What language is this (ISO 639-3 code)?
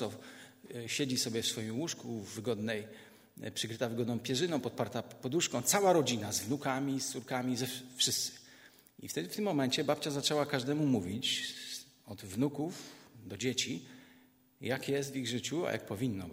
pol